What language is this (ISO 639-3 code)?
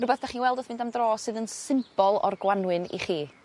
cym